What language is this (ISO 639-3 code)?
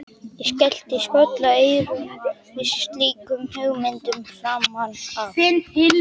isl